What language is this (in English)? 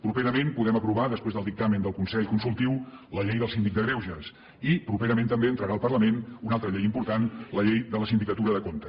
Catalan